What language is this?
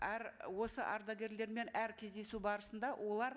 Kazakh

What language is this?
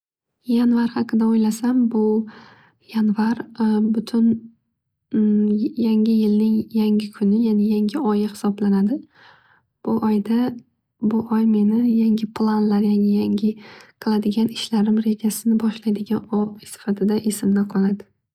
Uzbek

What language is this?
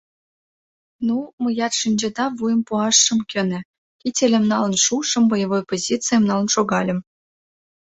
Mari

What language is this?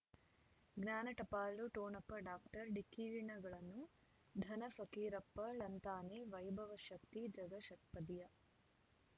Kannada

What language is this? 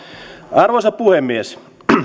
Finnish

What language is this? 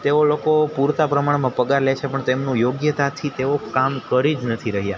Gujarati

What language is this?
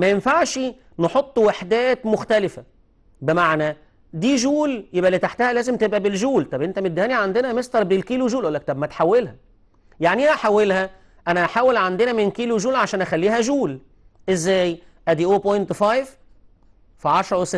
Arabic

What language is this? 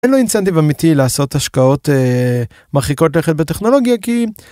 Hebrew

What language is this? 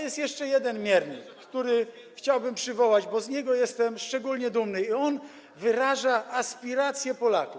Polish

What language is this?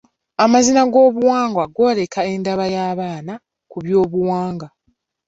Ganda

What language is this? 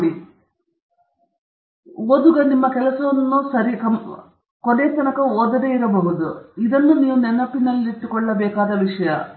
Kannada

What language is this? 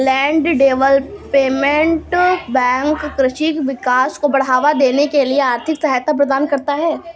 Hindi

